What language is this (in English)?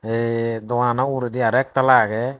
Chakma